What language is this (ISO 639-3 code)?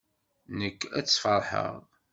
kab